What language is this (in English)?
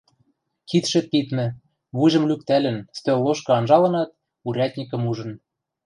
Western Mari